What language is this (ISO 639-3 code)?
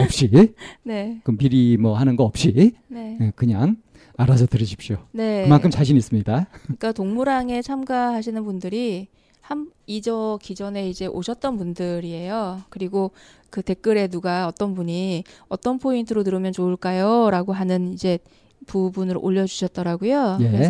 kor